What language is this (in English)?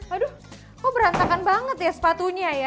Indonesian